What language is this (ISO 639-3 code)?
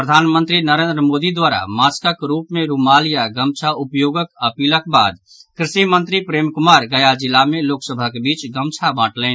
mai